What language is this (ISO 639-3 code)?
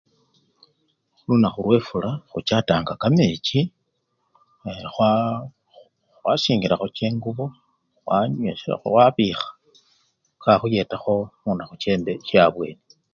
luy